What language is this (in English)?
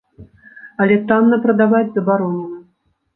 Belarusian